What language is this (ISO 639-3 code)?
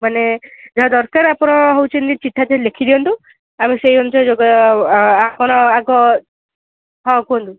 ori